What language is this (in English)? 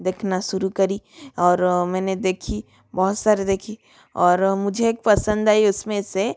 Hindi